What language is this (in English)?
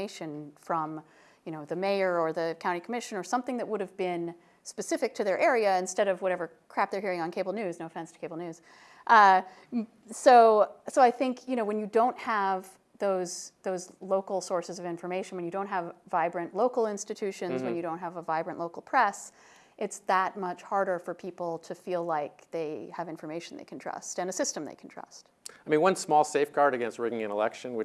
English